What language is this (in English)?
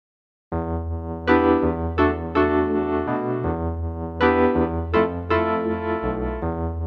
Latvian